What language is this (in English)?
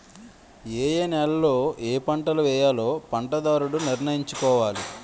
Telugu